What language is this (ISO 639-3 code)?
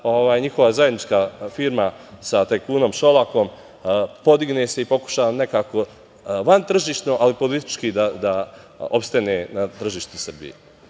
srp